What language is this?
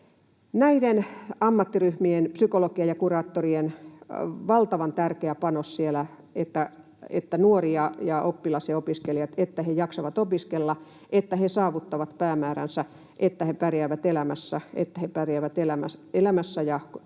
Finnish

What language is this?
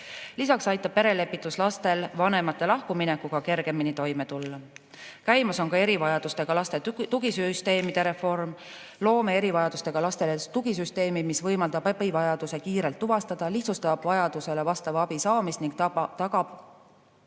Estonian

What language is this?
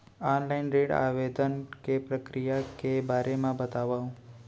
Chhattisgarhi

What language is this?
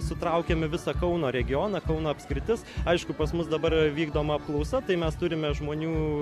Lithuanian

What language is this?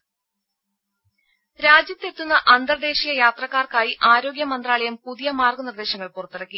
Malayalam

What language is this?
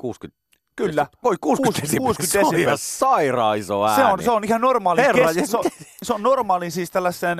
Finnish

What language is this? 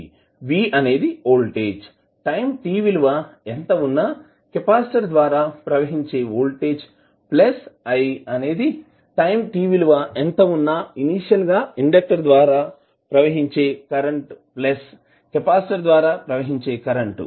Telugu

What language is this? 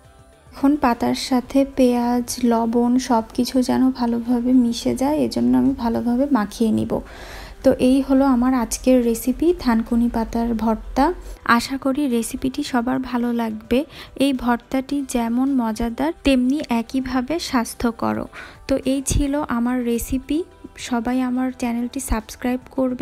Hindi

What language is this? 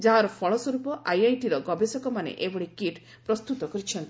Odia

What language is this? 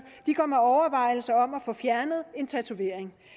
Danish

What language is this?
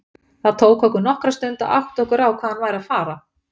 Icelandic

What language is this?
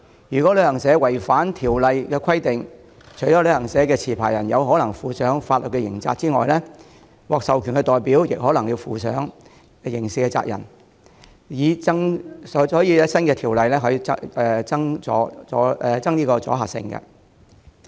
Cantonese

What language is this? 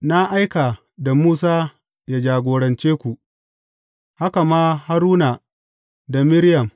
Hausa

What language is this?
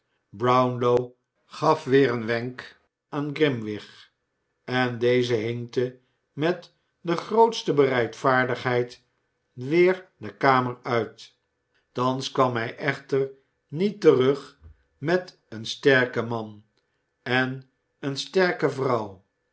Dutch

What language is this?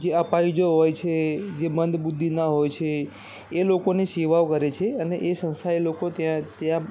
Gujarati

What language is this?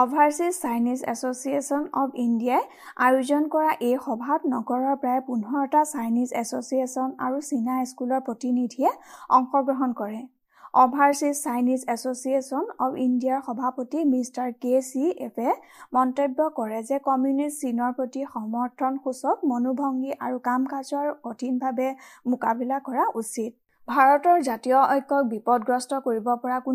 Hindi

